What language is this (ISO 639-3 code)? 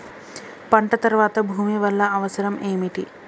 tel